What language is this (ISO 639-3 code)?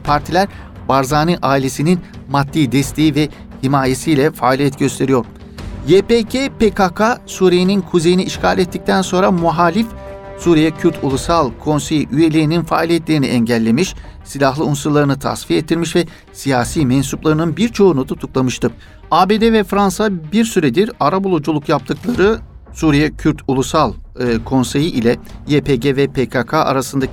tur